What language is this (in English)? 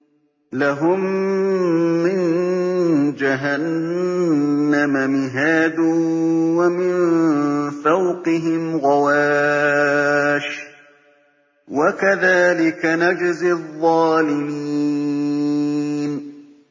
Arabic